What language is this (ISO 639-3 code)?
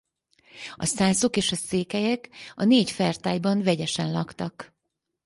hun